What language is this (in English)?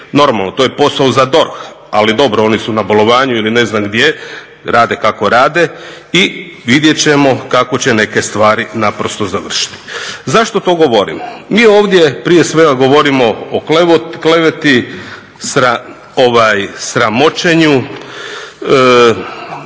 Croatian